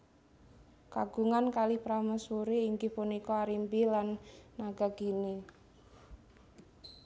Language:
Javanese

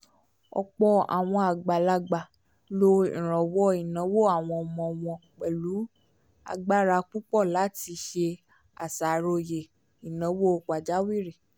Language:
Yoruba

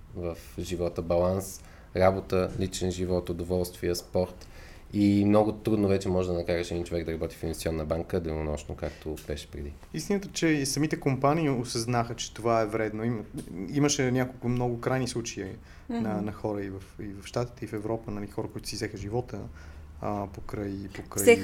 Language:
Bulgarian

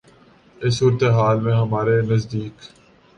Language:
Urdu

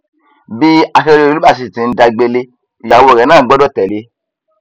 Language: Yoruba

